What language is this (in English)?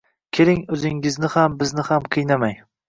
Uzbek